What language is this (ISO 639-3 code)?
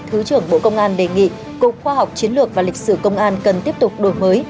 vie